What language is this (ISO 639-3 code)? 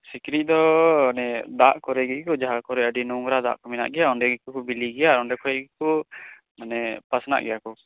sat